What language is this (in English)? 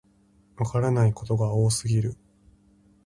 Japanese